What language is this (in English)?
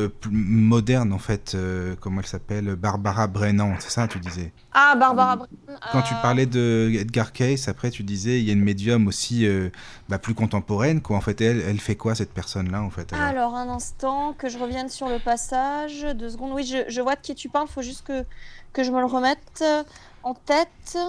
French